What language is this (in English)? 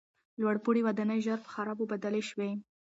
Pashto